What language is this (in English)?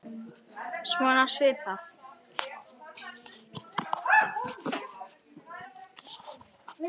Icelandic